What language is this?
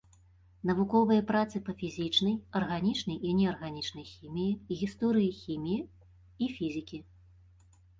Belarusian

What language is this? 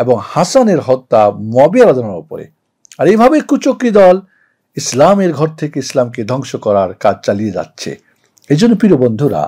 Arabic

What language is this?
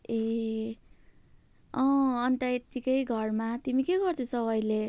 Nepali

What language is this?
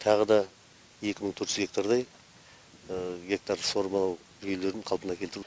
Kazakh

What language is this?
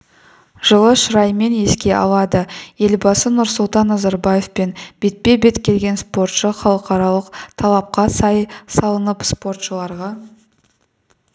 Kazakh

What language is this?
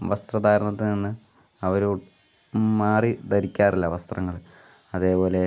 Malayalam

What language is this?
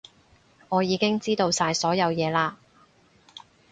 Cantonese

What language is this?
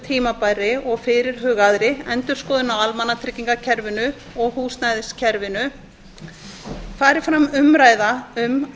Icelandic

